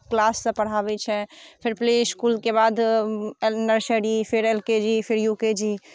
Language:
Maithili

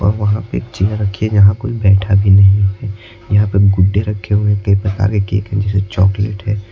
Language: Hindi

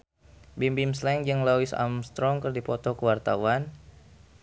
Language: Sundanese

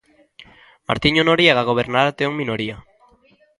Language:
Galician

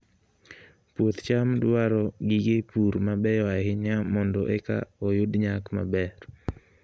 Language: Luo (Kenya and Tanzania)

